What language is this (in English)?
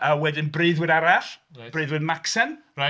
Welsh